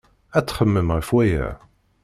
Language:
Kabyle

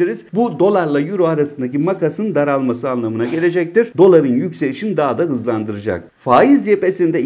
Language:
Turkish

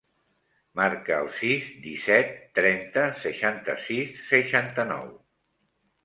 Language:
Catalan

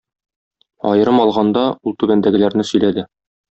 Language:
Tatar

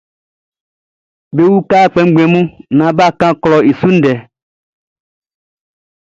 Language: Baoulé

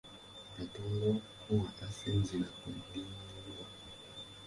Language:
Ganda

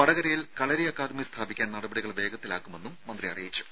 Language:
Malayalam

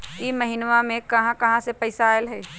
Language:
Magahi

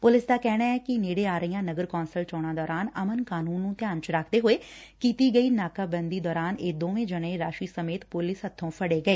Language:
Punjabi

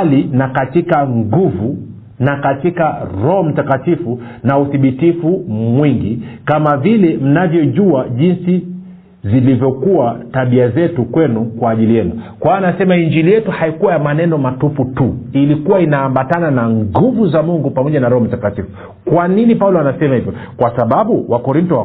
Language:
Swahili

